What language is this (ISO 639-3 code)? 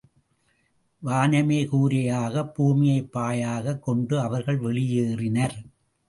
tam